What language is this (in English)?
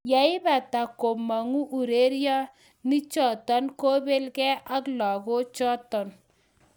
Kalenjin